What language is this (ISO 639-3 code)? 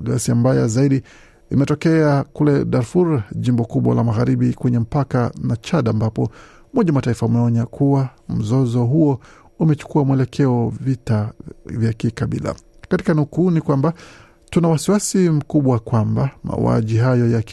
swa